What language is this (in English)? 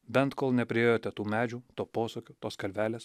Lithuanian